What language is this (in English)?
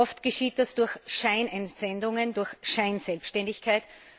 German